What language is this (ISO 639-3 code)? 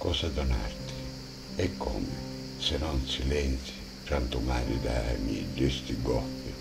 ita